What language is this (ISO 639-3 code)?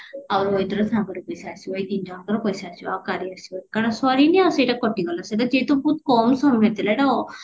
ori